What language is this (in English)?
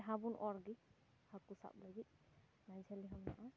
Santali